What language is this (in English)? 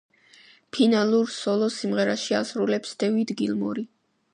Georgian